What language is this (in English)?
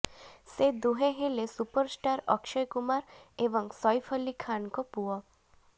Odia